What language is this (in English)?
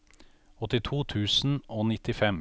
Norwegian